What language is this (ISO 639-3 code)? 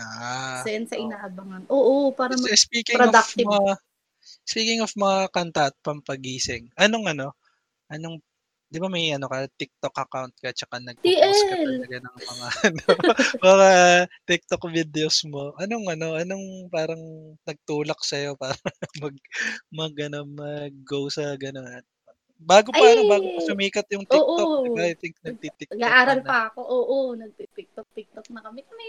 fil